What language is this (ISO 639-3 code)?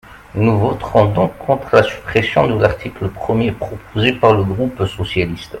fra